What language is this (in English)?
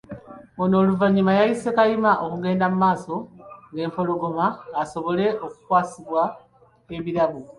Ganda